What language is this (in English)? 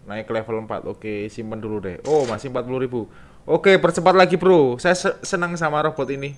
Indonesian